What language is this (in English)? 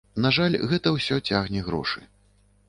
Belarusian